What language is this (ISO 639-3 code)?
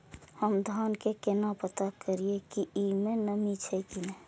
mai